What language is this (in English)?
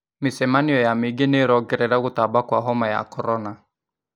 Kikuyu